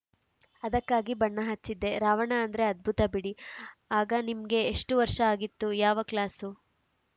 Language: Kannada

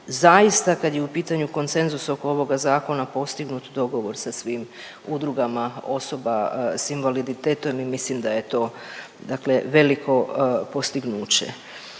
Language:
Croatian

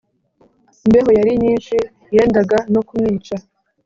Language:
Kinyarwanda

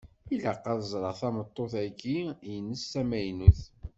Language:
Kabyle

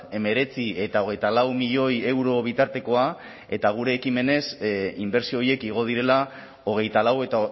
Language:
Basque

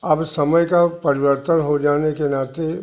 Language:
Hindi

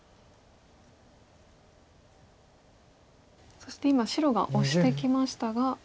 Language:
Japanese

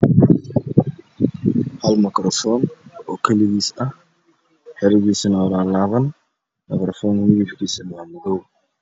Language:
Somali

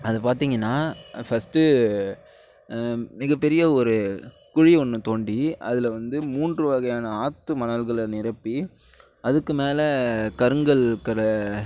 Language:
Tamil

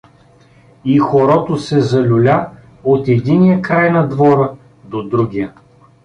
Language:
Bulgarian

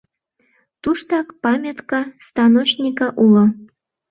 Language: Mari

